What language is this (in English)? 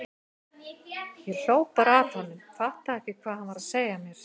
Icelandic